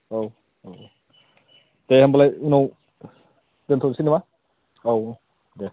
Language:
Bodo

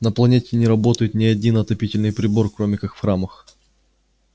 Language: Russian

